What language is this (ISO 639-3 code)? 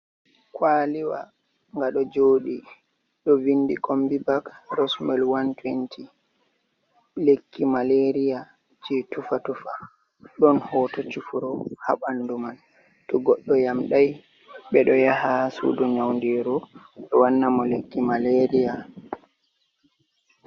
ful